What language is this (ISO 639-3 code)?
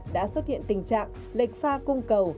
vie